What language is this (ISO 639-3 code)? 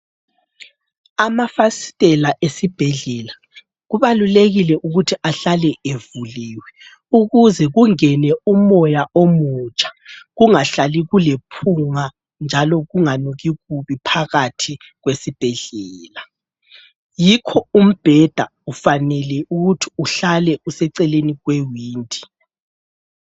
nde